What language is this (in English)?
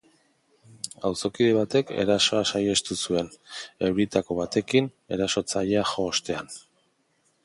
Basque